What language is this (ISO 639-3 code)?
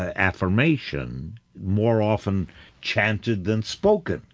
eng